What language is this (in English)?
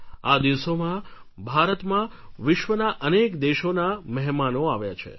Gujarati